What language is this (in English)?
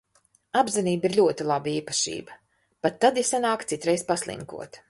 Latvian